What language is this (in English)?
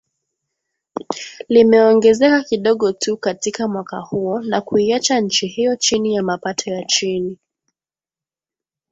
Swahili